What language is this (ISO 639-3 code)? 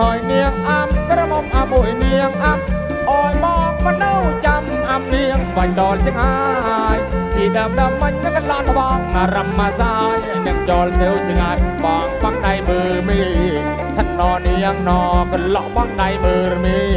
tha